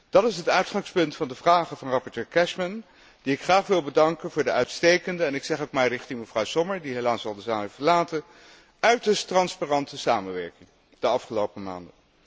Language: Dutch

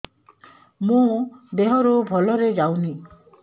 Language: Odia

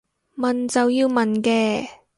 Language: Cantonese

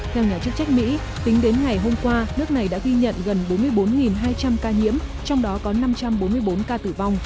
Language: Vietnamese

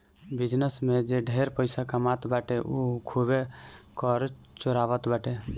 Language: Bhojpuri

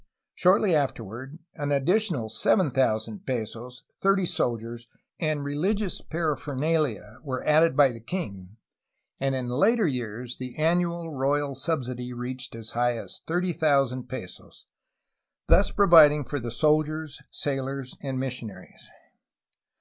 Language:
English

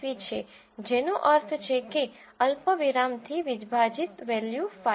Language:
Gujarati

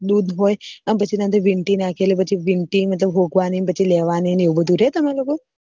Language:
Gujarati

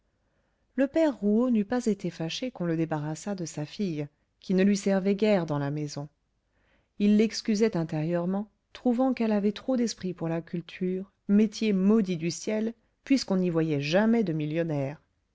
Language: French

